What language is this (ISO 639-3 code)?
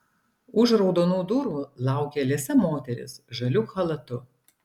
lit